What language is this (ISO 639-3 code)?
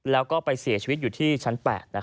tha